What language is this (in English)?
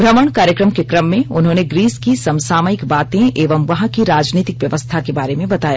Hindi